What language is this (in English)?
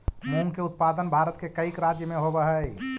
Magahi